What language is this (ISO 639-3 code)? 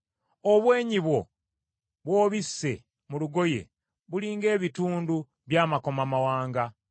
lug